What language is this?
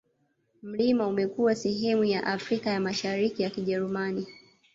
Swahili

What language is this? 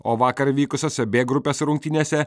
Lithuanian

